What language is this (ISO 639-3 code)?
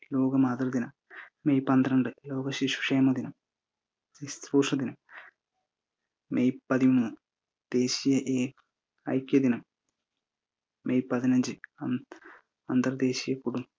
mal